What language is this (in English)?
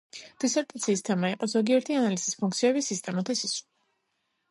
Georgian